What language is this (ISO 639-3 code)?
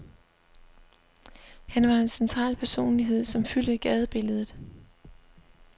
dan